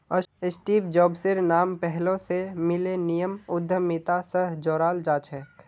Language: Magahi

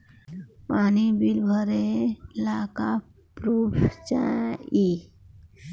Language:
Bhojpuri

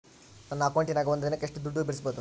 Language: Kannada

